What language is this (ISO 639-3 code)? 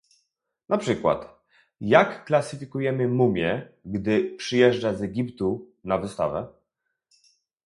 pol